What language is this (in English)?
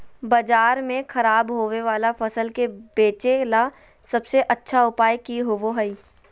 Magahi